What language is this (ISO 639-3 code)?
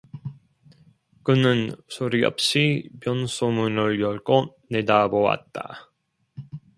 kor